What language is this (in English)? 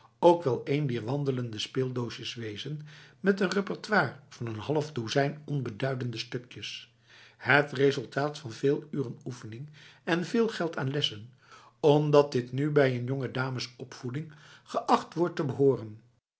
Dutch